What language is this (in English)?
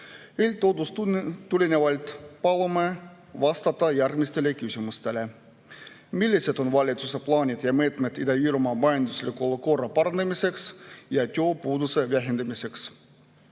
Estonian